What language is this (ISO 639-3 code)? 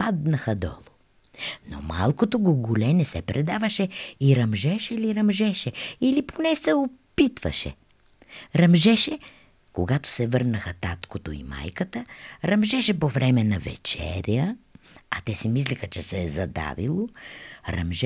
bul